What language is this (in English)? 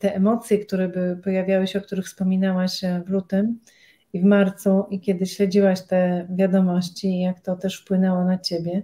Polish